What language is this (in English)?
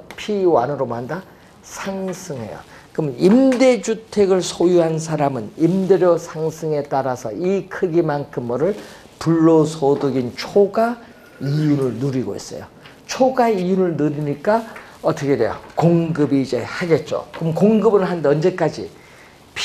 Korean